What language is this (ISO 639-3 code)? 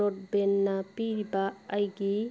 mni